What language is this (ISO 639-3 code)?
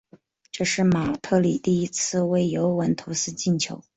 zho